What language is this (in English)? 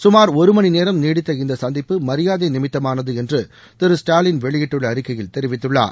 Tamil